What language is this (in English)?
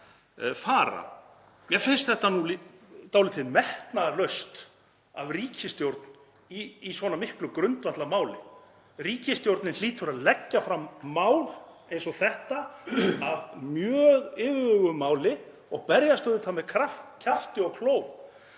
Icelandic